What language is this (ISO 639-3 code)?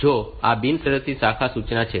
guj